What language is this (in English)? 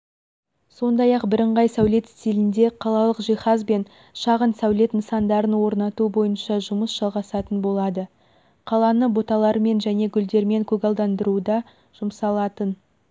Kazakh